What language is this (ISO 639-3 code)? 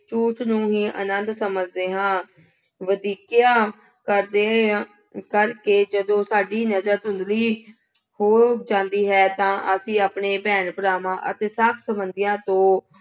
pan